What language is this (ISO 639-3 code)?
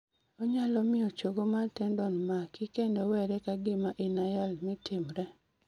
luo